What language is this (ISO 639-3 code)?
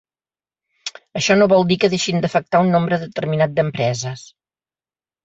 cat